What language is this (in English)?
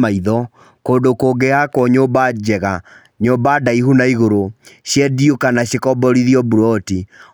Kikuyu